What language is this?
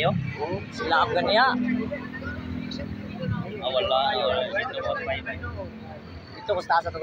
Indonesian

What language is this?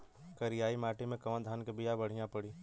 Bhojpuri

